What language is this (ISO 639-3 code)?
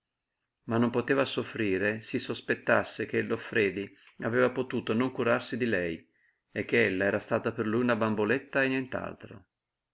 ita